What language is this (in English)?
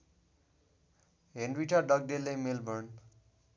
Nepali